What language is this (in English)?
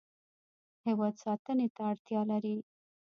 Pashto